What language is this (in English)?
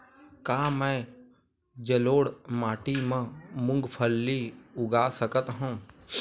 Chhattisgarhi